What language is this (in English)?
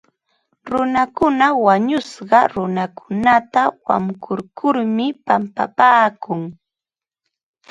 Ambo-Pasco Quechua